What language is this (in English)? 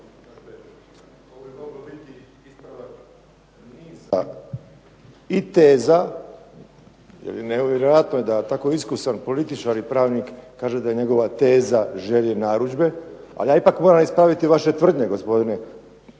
Croatian